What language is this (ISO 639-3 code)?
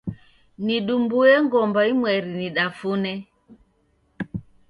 dav